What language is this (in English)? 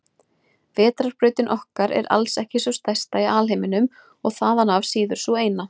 Icelandic